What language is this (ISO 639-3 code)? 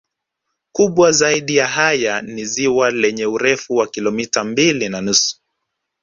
swa